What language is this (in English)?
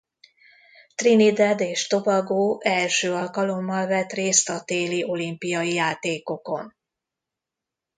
Hungarian